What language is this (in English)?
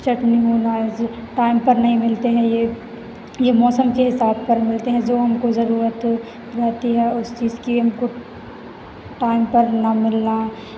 Hindi